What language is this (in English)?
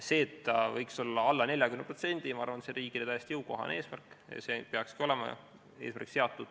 Estonian